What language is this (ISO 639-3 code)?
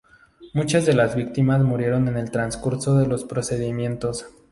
spa